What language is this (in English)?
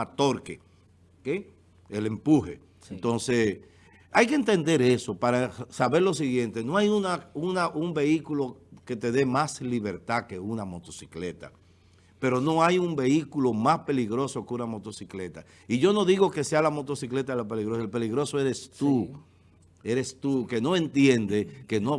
Spanish